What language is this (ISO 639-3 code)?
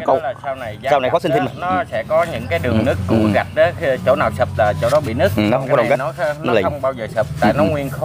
vie